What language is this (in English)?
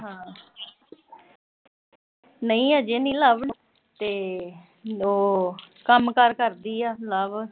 Punjabi